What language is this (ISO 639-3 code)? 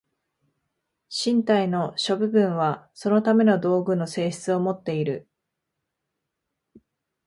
jpn